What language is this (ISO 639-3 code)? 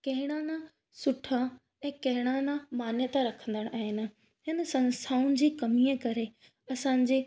snd